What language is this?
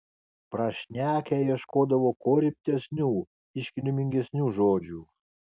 Lithuanian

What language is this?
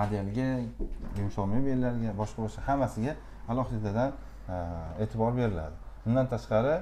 Turkish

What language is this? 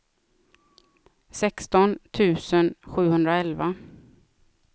Swedish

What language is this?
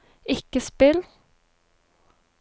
Norwegian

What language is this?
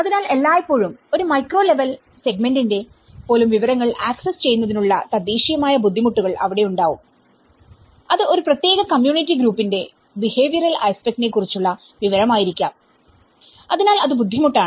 Malayalam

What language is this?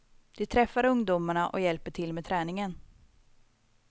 Swedish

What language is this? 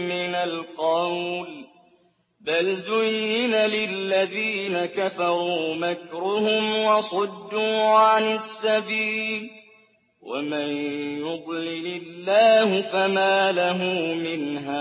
Arabic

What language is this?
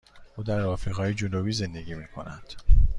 Persian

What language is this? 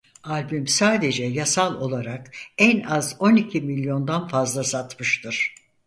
Turkish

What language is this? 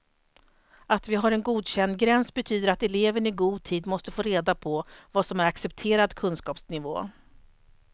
Swedish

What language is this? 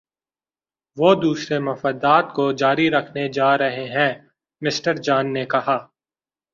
Urdu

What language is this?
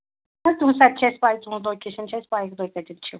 Kashmiri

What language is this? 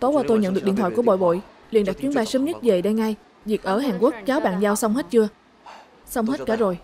Vietnamese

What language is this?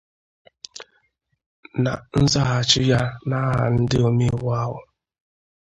Igbo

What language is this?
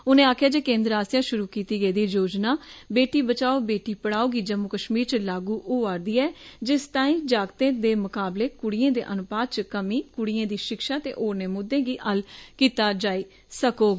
Dogri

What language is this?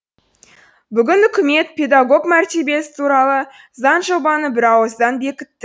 Kazakh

